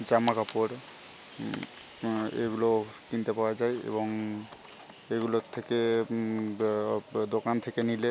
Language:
Bangla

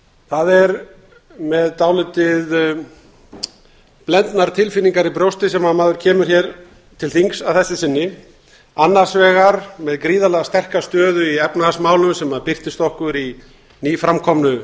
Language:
Icelandic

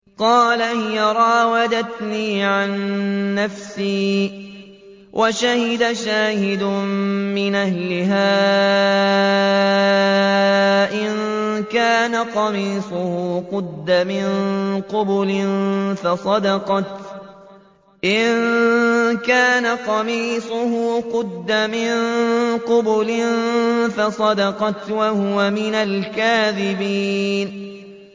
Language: Arabic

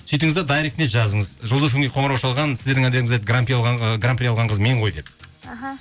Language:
Kazakh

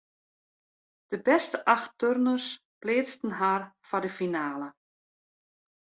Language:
Western Frisian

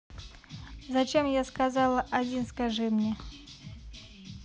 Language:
Russian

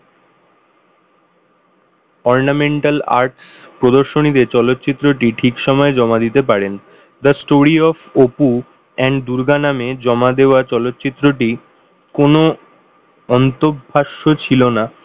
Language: Bangla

